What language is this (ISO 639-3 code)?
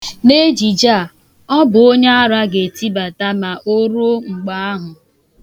ibo